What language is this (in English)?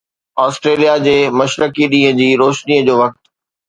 Sindhi